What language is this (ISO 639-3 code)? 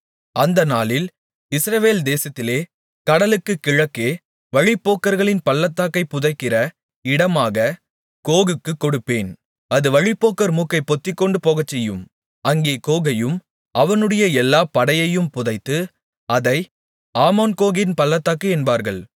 tam